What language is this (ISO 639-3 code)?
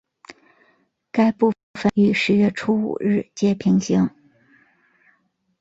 zho